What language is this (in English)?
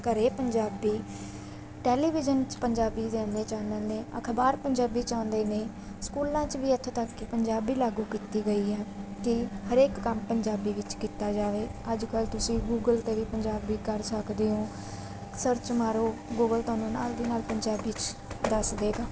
Punjabi